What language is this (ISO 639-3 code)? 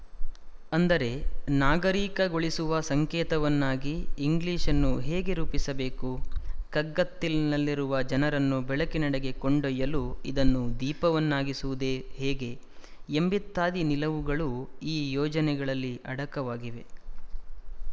kan